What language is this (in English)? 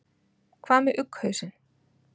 Icelandic